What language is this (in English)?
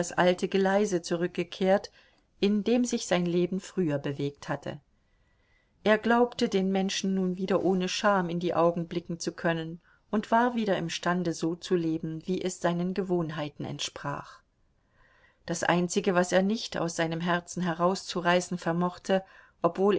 German